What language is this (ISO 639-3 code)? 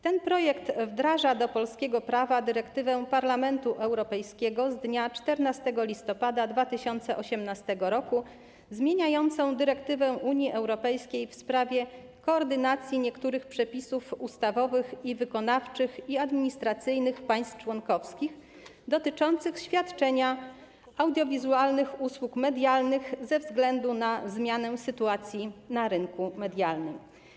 pol